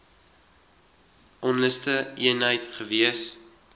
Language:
Afrikaans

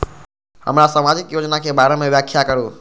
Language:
Maithili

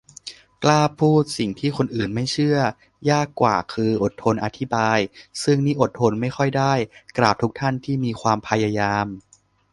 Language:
Thai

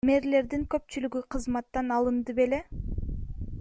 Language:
Kyrgyz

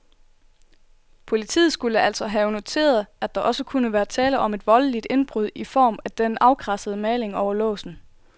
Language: Danish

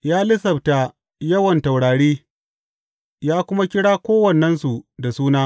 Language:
Hausa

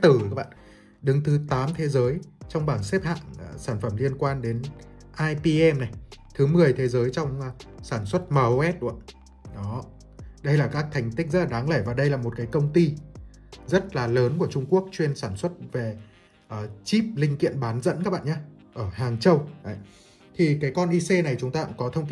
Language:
Vietnamese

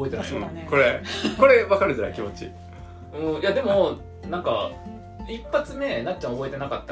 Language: Japanese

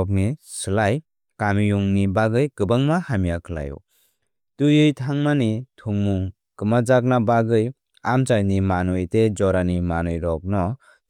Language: Kok Borok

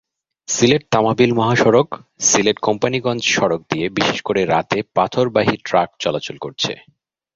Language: Bangla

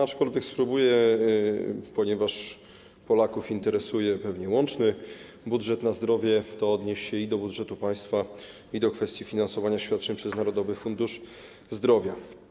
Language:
Polish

